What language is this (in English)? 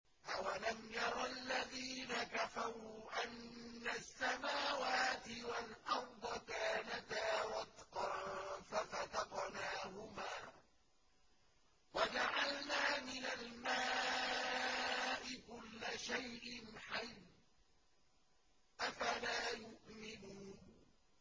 Arabic